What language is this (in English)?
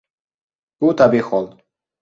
Uzbek